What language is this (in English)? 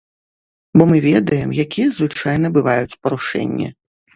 Belarusian